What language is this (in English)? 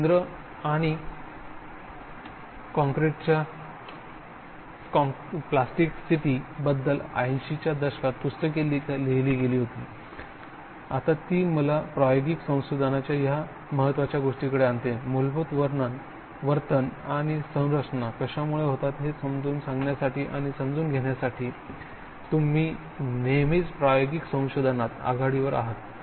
Marathi